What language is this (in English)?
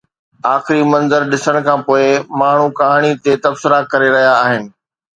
Sindhi